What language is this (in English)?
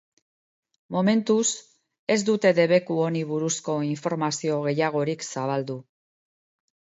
Basque